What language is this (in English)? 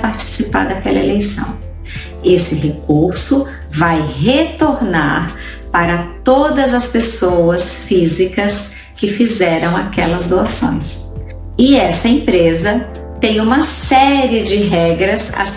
Portuguese